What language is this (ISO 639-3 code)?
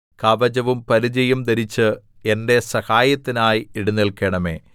mal